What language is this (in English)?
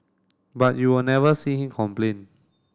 English